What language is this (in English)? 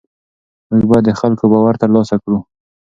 Pashto